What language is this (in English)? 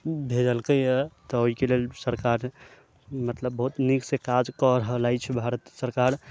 Maithili